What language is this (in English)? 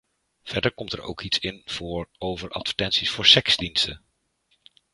Dutch